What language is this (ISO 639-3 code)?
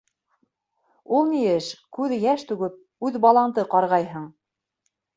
bak